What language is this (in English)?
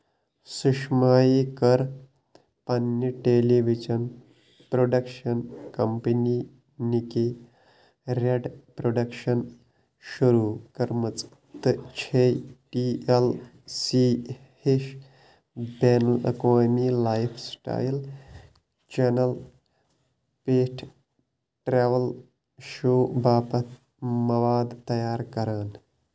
Kashmiri